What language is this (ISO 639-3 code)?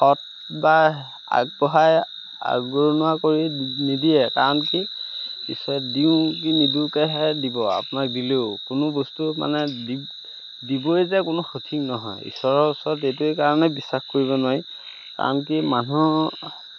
asm